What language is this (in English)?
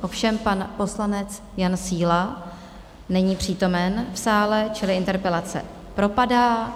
Czech